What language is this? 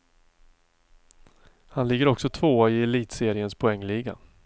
Swedish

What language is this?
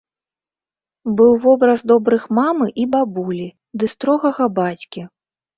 Belarusian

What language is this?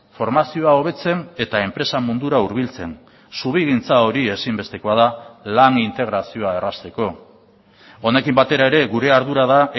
Basque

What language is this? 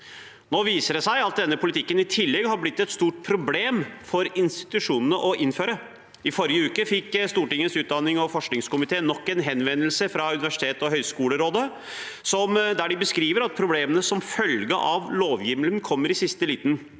Norwegian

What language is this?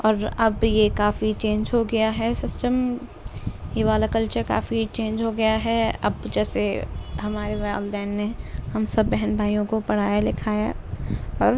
Urdu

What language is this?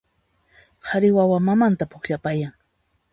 Puno Quechua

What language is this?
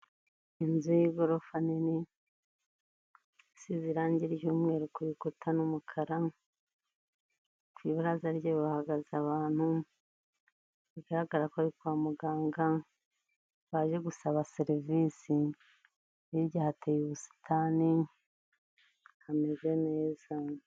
Kinyarwanda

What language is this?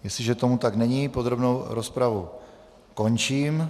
Czech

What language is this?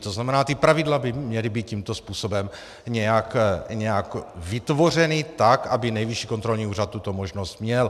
Czech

